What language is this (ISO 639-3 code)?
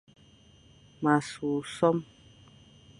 fan